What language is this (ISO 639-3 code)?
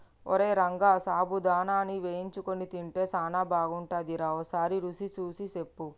tel